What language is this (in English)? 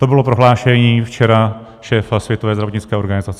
Czech